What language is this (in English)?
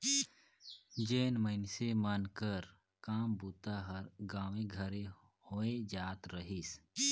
Chhattisgarhi